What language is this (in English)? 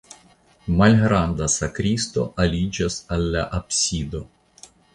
Esperanto